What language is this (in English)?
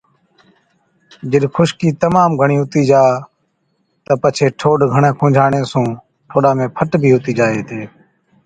Od